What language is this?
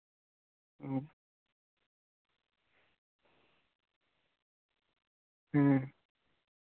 Santali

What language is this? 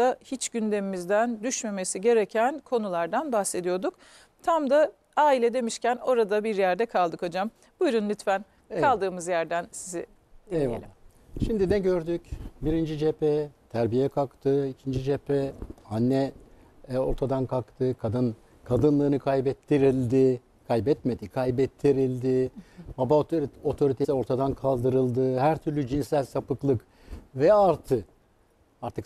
Turkish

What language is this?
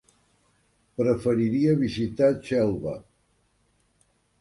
Catalan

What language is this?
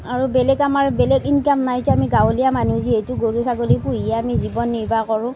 Assamese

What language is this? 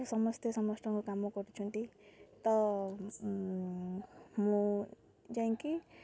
Odia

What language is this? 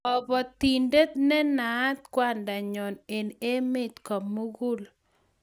Kalenjin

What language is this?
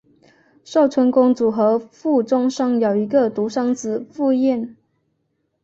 Chinese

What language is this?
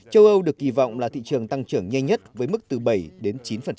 Vietnamese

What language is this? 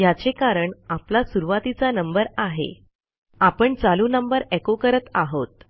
Marathi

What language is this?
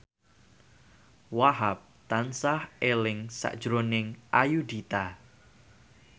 Javanese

